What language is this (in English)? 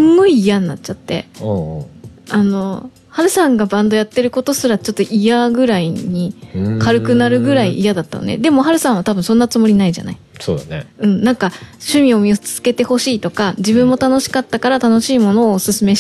Japanese